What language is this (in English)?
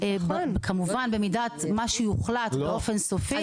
Hebrew